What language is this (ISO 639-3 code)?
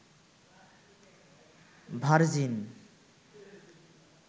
ben